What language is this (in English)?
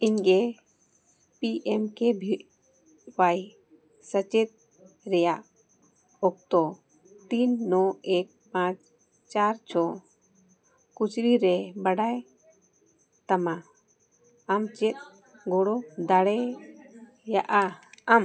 Santali